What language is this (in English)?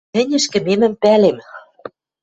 Western Mari